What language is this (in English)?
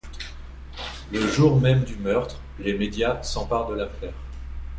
French